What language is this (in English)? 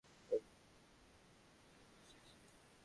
Bangla